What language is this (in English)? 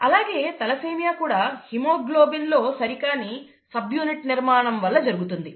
Telugu